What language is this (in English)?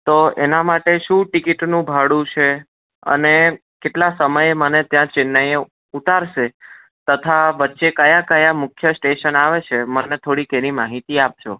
Gujarati